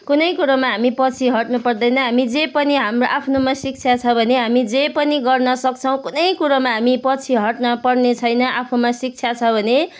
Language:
Nepali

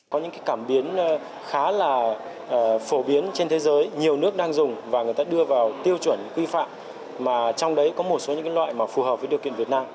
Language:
Vietnamese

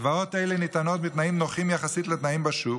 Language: Hebrew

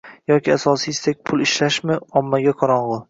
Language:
Uzbek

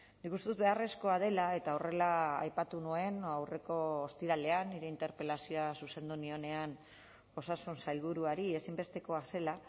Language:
Basque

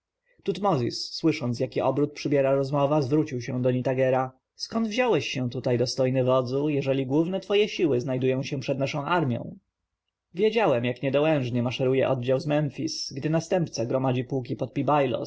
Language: Polish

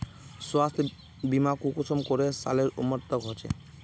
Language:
Magahi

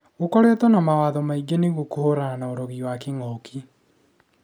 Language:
Kikuyu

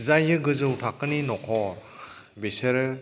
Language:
Bodo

